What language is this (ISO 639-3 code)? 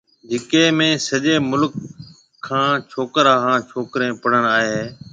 mve